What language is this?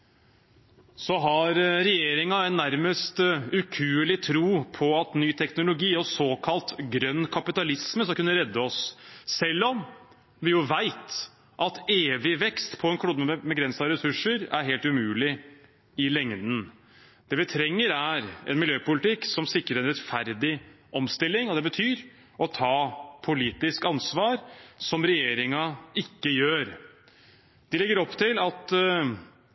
Norwegian Bokmål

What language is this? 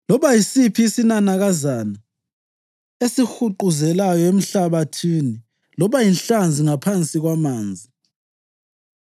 North Ndebele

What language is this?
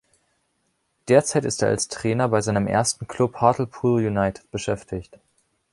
German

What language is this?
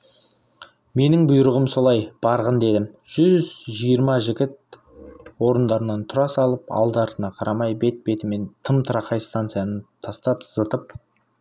Kazakh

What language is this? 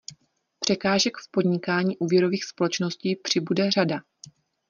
Czech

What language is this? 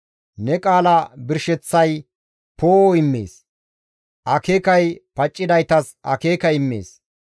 Gamo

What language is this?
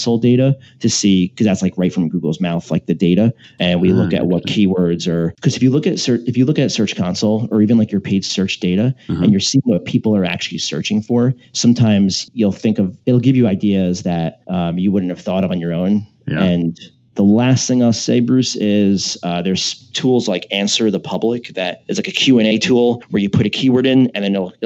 English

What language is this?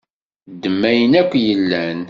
Kabyle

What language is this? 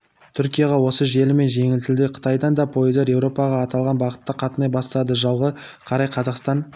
Kazakh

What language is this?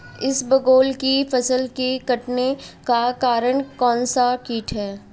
Hindi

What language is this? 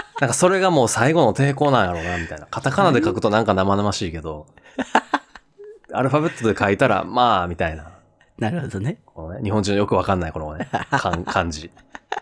Japanese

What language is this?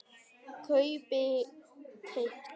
Icelandic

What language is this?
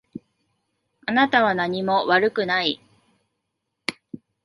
Japanese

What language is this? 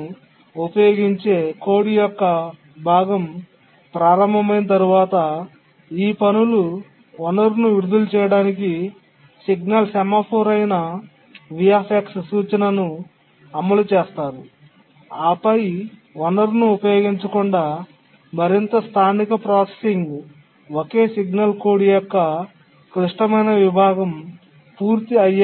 Telugu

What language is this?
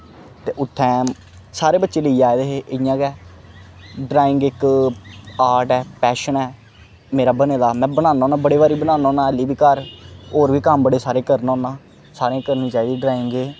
Dogri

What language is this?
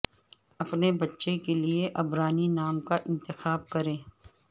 Urdu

